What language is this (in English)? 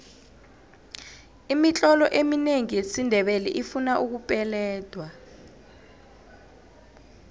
South Ndebele